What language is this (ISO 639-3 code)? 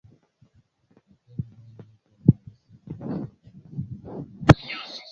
swa